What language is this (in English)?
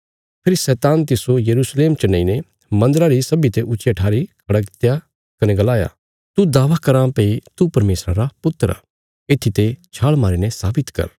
Bilaspuri